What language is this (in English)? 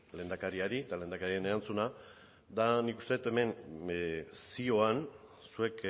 Basque